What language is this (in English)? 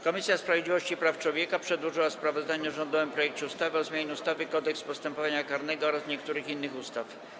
Polish